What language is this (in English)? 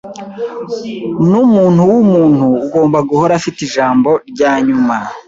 Kinyarwanda